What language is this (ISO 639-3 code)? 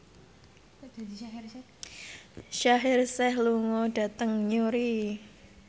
jav